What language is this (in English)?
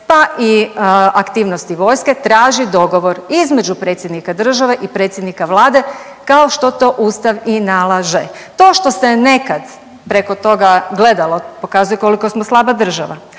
Croatian